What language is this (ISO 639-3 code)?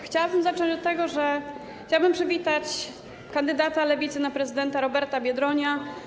pol